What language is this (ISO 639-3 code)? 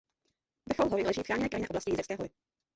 ces